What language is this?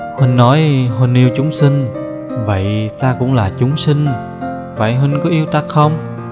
Vietnamese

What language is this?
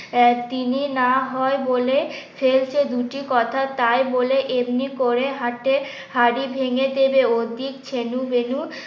Bangla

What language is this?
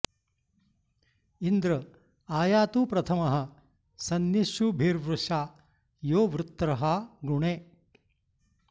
Sanskrit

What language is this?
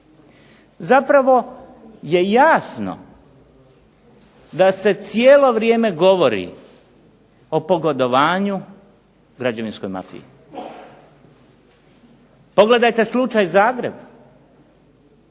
Croatian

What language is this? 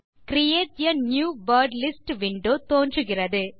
Tamil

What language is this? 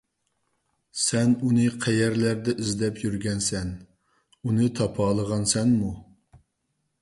Uyghur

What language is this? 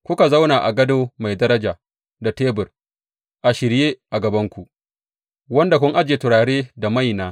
Hausa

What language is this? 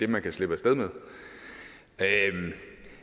Danish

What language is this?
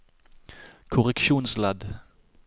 Norwegian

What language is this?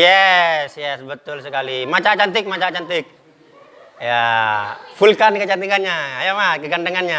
Indonesian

